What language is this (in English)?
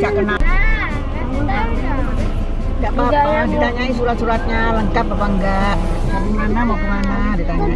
Indonesian